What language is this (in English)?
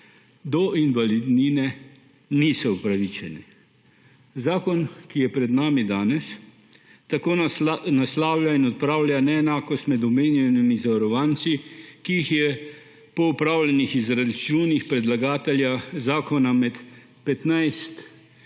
Slovenian